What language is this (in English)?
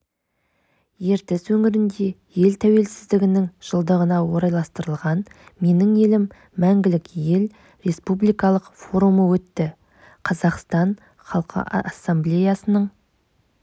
Kazakh